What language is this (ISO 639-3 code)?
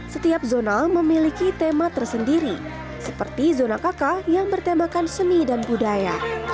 ind